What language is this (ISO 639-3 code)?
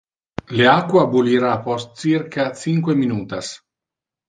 ina